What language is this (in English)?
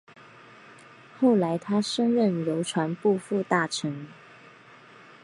Chinese